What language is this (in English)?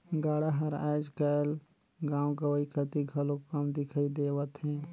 Chhattisgarhi